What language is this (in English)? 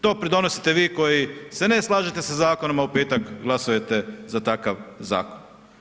Croatian